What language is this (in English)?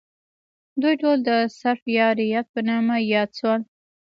Pashto